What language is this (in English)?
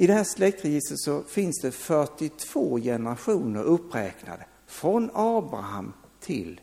Swedish